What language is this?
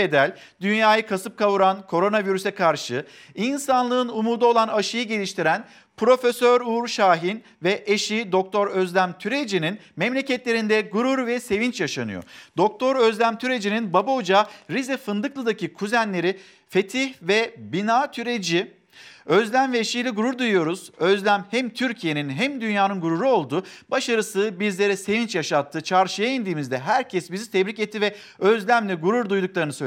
Turkish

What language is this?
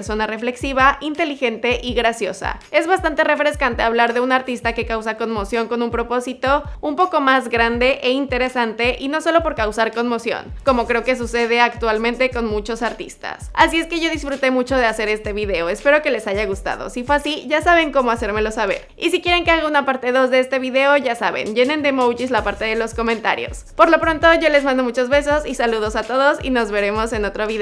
Spanish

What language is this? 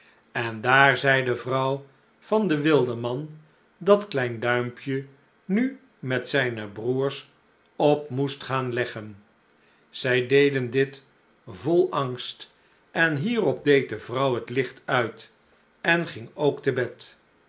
Dutch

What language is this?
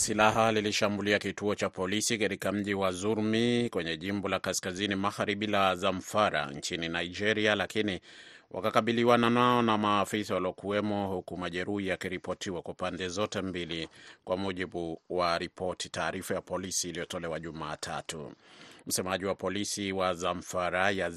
Swahili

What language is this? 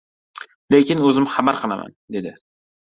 Uzbek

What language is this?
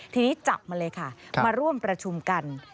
Thai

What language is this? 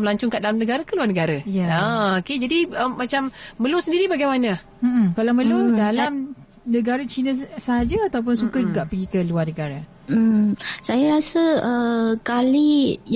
Malay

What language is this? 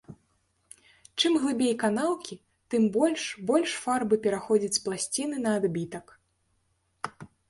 Belarusian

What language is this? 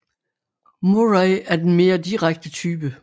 Danish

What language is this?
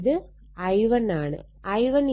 Malayalam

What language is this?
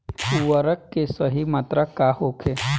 Bhojpuri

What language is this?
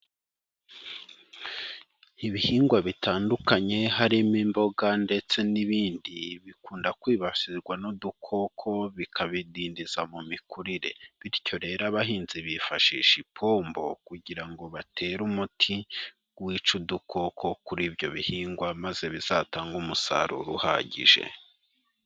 Kinyarwanda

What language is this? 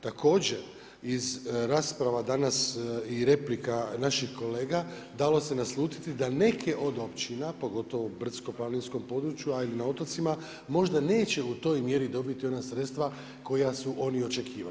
Croatian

